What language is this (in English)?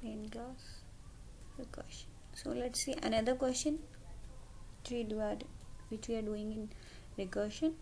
English